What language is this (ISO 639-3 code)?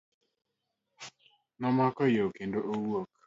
luo